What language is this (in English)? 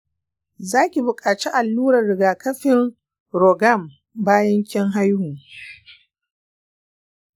Hausa